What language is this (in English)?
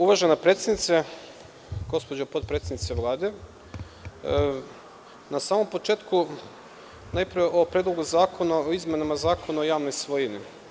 Serbian